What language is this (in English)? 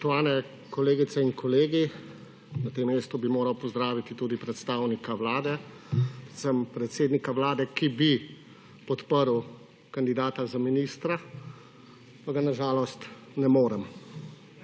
Slovenian